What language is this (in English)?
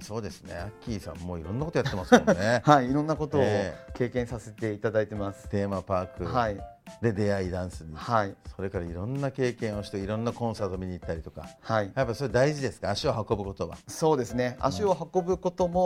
Japanese